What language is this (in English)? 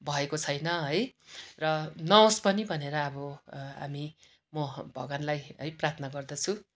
Nepali